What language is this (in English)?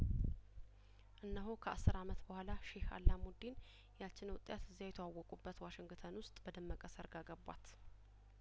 Amharic